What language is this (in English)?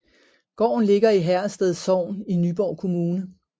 Danish